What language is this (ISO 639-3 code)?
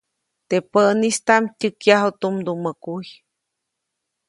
zoc